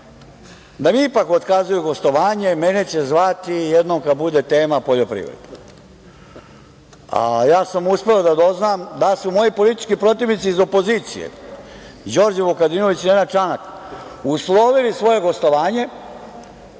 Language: Serbian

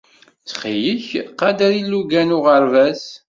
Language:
Kabyle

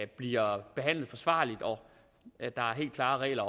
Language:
Danish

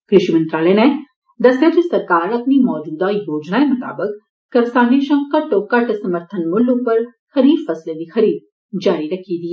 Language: Dogri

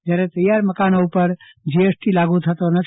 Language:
Gujarati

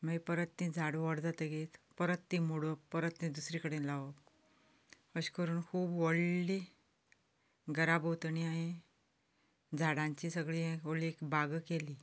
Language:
Konkani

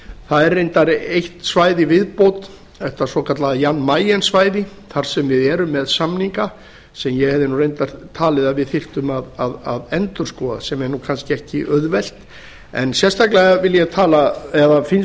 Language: Icelandic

